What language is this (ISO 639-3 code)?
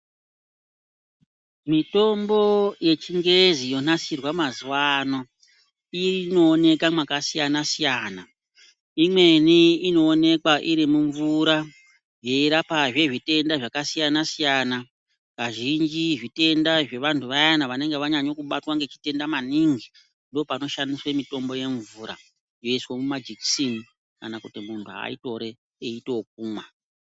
ndc